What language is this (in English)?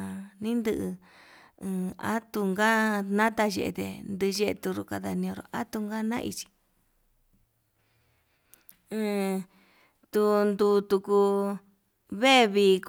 Yutanduchi Mixtec